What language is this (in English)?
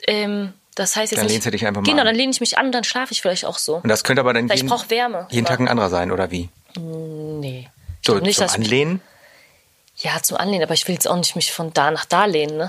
German